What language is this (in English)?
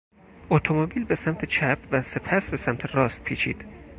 Persian